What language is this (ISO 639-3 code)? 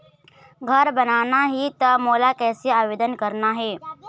hne